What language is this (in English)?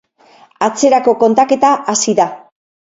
Basque